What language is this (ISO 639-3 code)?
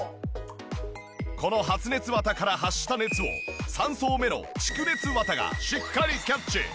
jpn